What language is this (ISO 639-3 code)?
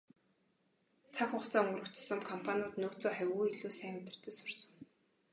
mon